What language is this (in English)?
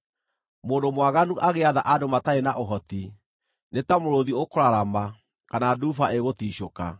Kikuyu